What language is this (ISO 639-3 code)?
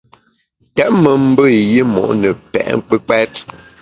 bax